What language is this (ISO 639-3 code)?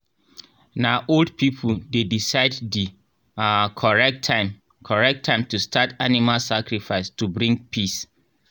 pcm